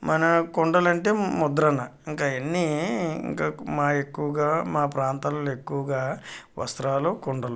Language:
Telugu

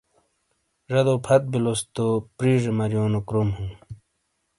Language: Shina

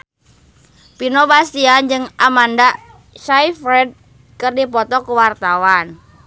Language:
Sundanese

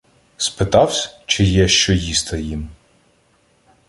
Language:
Ukrainian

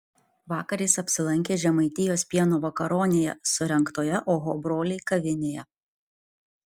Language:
Lithuanian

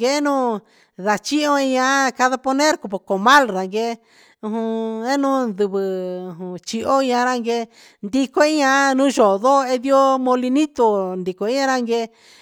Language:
Huitepec Mixtec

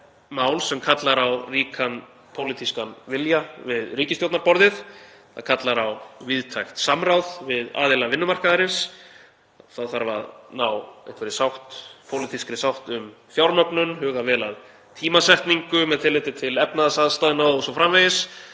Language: Icelandic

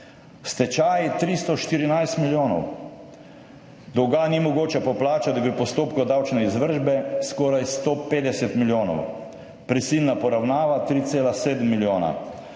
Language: Slovenian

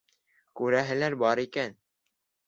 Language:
Bashkir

